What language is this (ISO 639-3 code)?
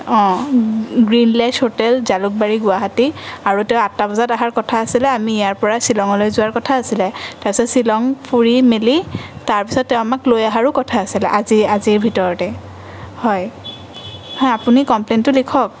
asm